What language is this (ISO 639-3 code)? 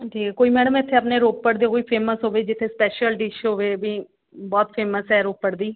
pan